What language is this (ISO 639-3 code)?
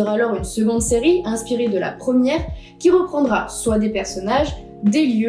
fra